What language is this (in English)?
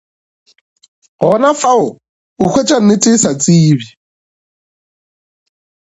Northern Sotho